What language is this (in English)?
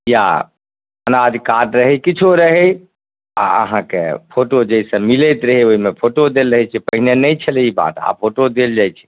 Maithili